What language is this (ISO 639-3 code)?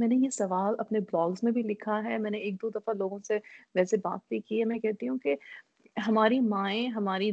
urd